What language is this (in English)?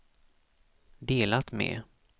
Swedish